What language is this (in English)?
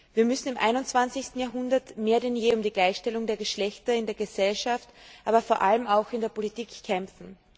German